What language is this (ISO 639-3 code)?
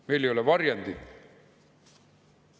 est